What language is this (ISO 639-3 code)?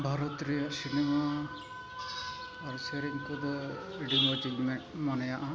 sat